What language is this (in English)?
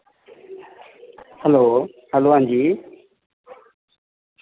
Dogri